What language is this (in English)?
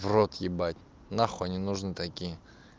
Russian